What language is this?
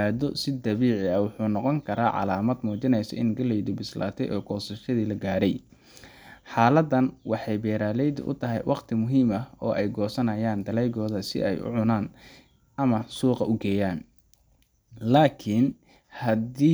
Somali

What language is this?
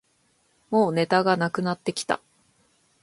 Japanese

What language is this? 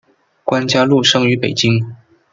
Chinese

